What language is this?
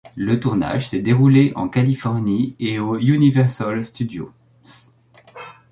French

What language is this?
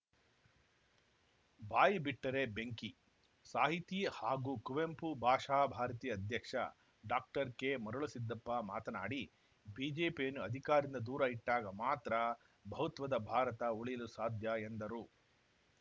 Kannada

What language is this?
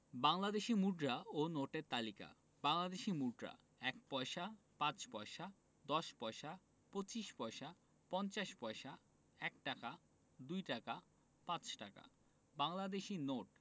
Bangla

